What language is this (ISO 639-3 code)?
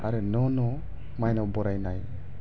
brx